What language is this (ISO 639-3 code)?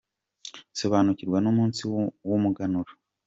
kin